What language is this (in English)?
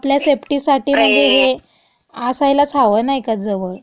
Marathi